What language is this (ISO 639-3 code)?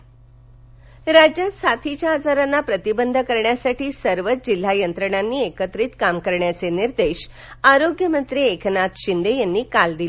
mar